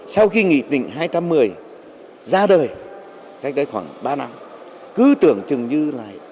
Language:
Vietnamese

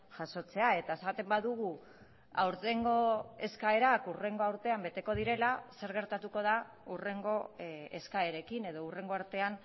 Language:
Basque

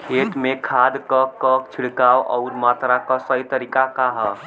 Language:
Bhojpuri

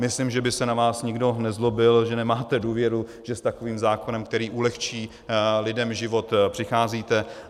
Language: Czech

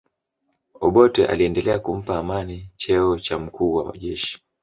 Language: Swahili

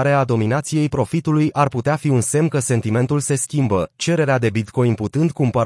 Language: Romanian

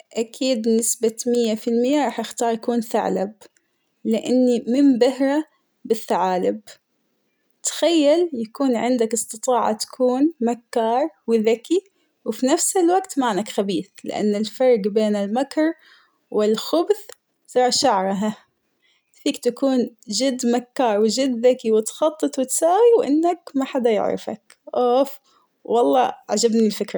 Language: Hijazi Arabic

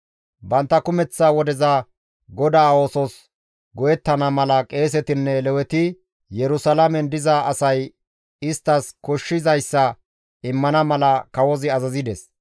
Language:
Gamo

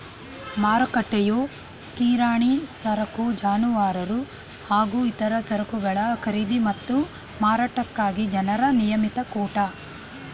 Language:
Kannada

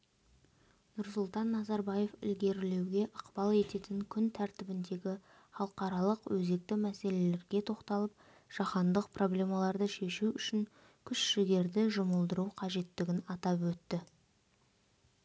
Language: Kazakh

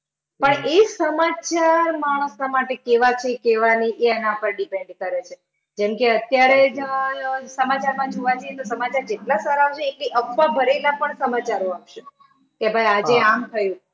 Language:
Gujarati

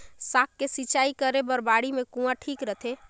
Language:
Chhattisgarhi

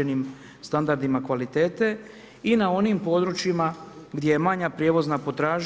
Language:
Croatian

